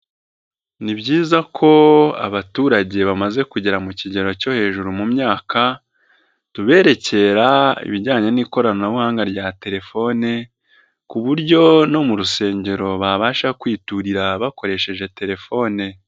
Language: Kinyarwanda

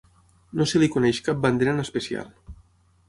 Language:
Catalan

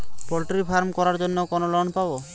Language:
Bangla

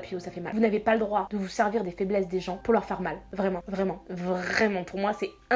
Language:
French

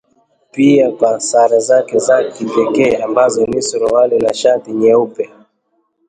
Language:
Swahili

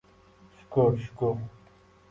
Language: Uzbek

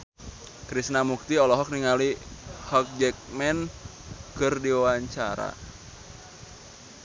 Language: Sundanese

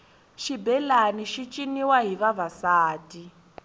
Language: Tsonga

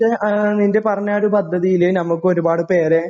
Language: Malayalam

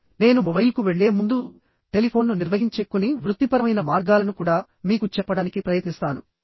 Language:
Telugu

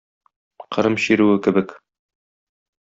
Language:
Tatar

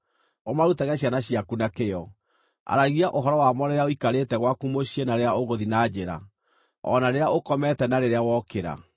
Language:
Kikuyu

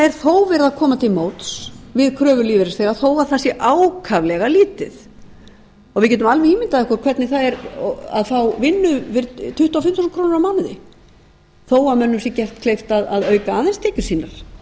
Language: Icelandic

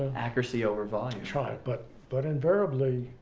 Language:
English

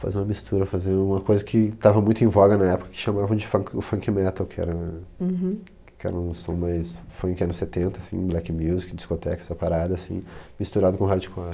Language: Portuguese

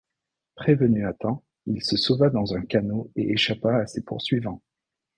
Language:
French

